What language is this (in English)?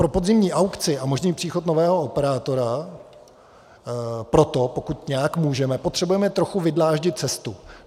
Czech